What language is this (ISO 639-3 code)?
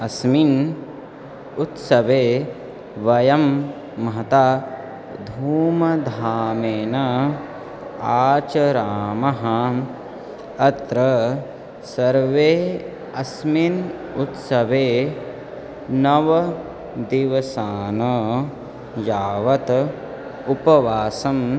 san